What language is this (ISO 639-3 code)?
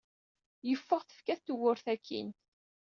kab